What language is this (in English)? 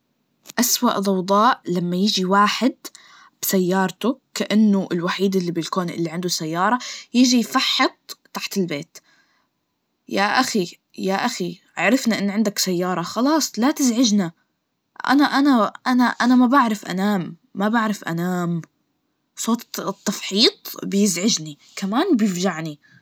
Najdi Arabic